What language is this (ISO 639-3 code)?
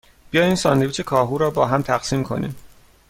fas